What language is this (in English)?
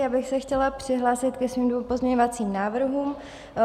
Czech